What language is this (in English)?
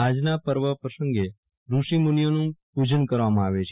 Gujarati